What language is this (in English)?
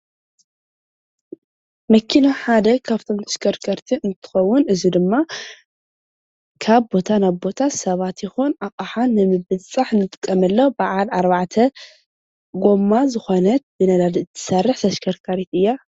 Tigrinya